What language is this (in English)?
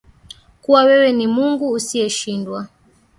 Swahili